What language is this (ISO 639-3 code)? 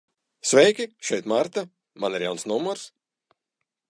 lav